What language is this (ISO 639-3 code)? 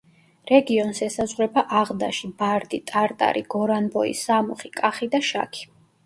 kat